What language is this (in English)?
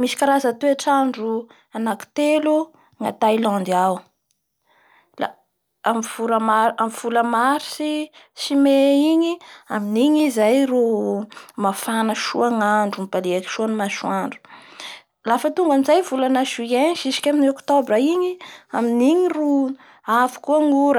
Bara Malagasy